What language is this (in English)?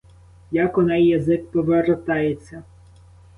Ukrainian